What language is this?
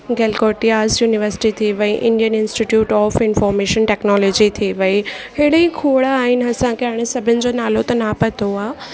Sindhi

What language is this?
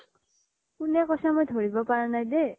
Assamese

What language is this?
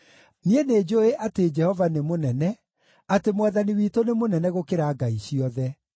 Kikuyu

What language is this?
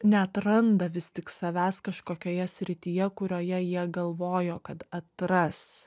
Lithuanian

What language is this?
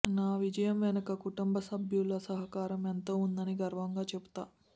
Telugu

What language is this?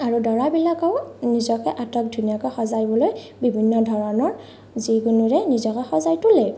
Assamese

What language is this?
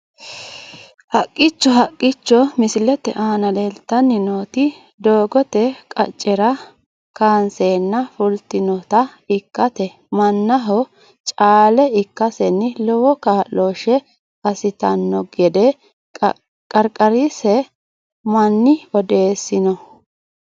Sidamo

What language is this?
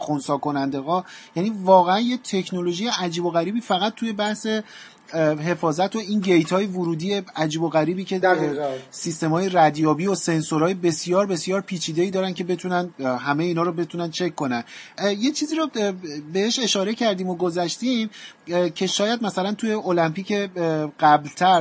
Persian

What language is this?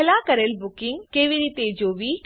Gujarati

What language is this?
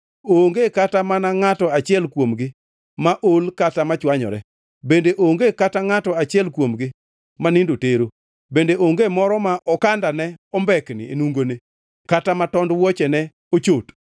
Luo (Kenya and Tanzania)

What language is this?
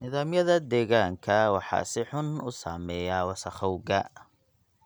Somali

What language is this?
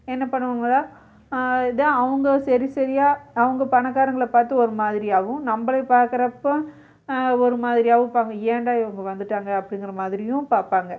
Tamil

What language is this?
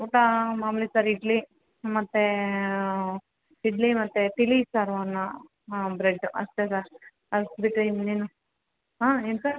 Kannada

